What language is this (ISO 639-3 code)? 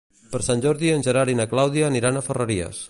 cat